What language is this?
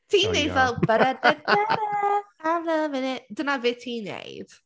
Welsh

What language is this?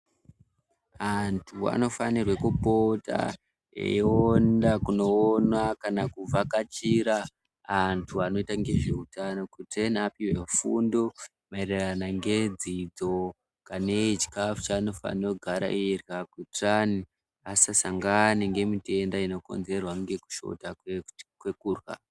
Ndau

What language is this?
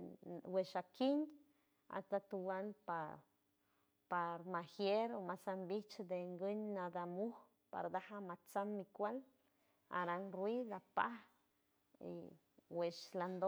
San Francisco Del Mar Huave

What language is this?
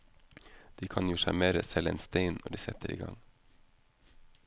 Norwegian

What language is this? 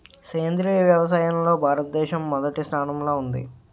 Telugu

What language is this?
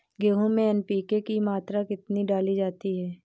Hindi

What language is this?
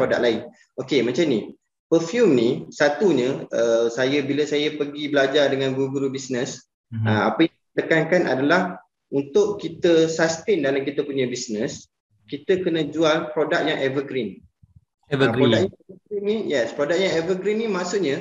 Malay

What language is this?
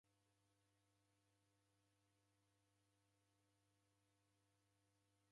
Taita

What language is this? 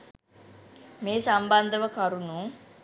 Sinhala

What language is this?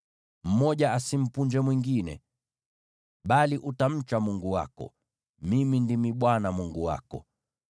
Swahili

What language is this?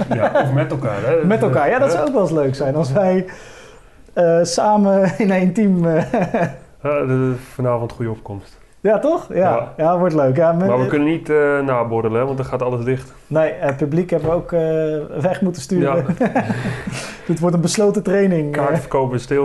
Dutch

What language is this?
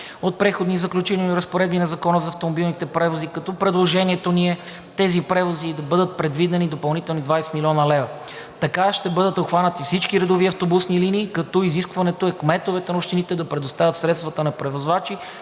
Bulgarian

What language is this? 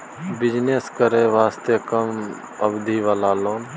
Maithili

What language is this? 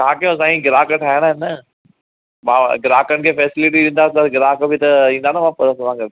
Sindhi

